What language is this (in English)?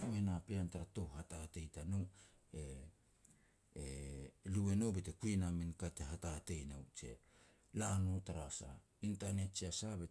Petats